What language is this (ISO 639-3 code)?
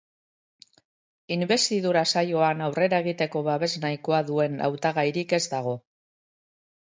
eus